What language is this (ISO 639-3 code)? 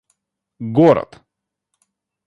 rus